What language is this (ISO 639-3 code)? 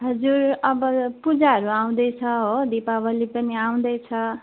nep